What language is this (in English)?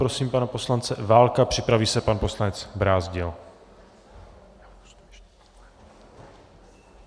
Czech